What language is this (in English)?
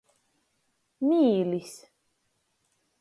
Latgalian